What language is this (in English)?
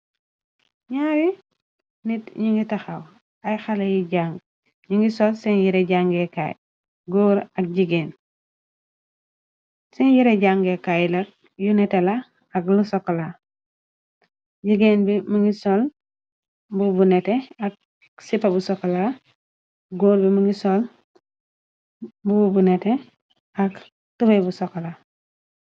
Wolof